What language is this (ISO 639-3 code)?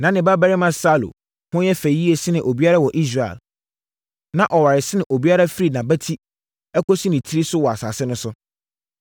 aka